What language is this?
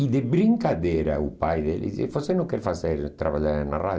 Portuguese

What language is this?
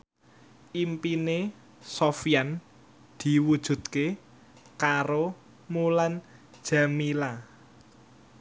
Javanese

